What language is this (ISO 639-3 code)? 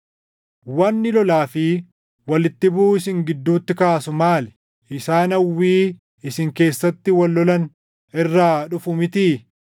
orm